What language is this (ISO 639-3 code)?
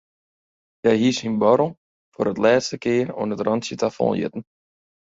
fry